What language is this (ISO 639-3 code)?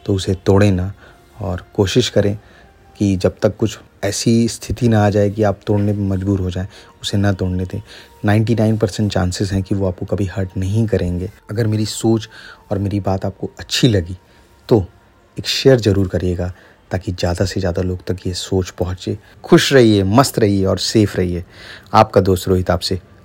hin